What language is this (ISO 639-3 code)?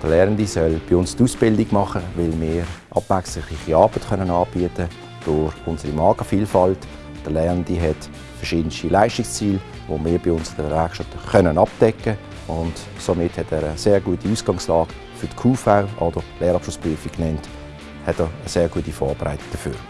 deu